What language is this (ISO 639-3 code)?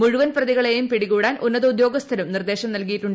mal